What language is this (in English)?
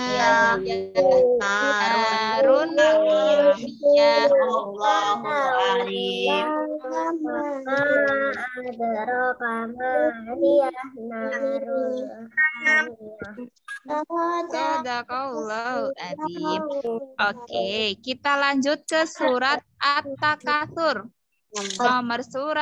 Indonesian